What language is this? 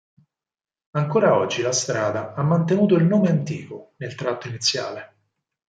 Italian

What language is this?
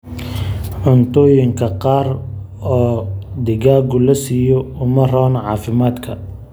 Somali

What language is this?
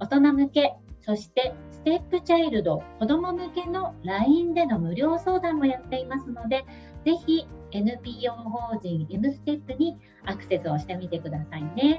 Japanese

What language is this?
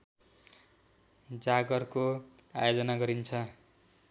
Nepali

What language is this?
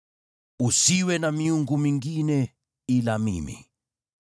Swahili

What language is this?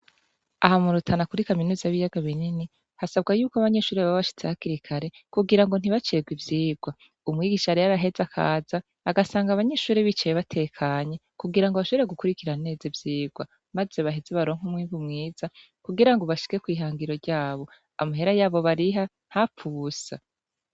Rundi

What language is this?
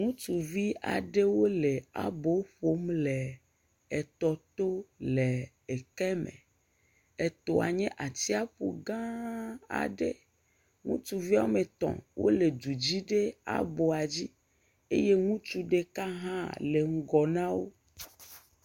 Ewe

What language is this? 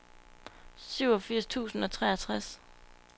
Danish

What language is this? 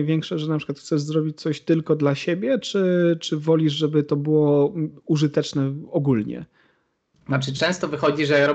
Polish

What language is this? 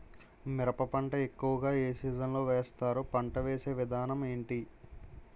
Telugu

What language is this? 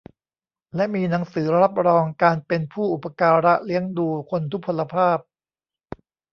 Thai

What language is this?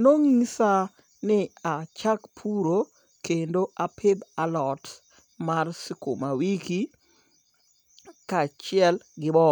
Luo (Kenya and Tanzania)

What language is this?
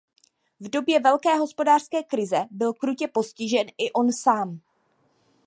Czech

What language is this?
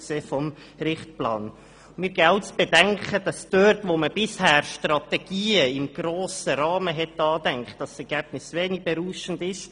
Swiss German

